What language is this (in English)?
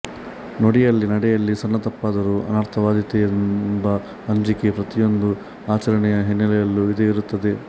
Kannada